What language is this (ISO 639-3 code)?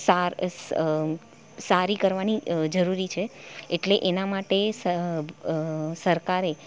guj